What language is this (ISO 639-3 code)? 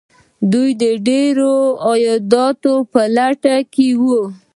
pus